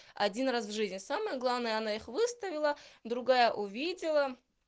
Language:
Russian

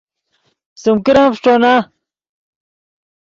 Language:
Yidgha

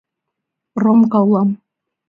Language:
Mari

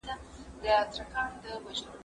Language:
Pashto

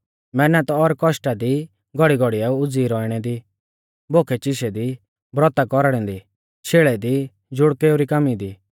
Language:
Mahasu Pahari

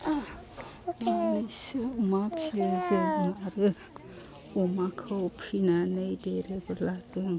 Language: Bodo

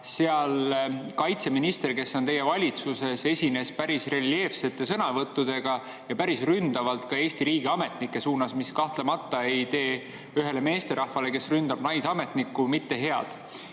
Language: Estonian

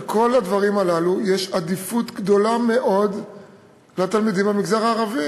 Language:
Hebrew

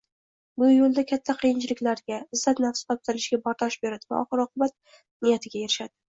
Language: Uzbek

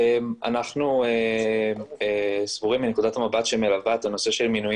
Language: Hebrew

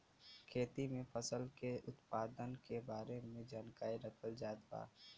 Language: Bhojpuri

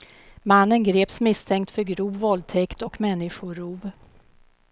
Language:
Swedish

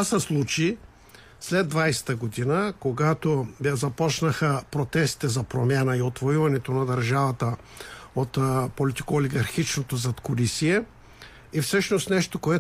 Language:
Bulgarian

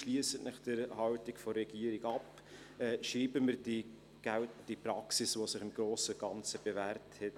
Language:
Swiss German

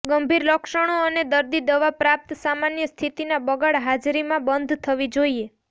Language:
Gujarati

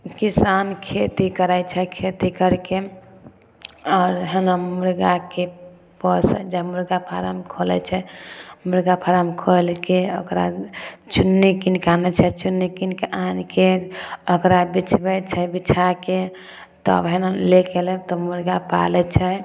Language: Maithili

